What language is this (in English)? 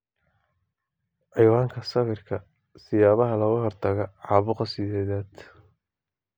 Somali